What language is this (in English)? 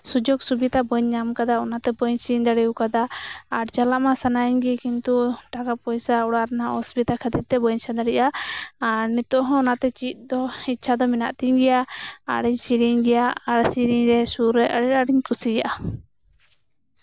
Santali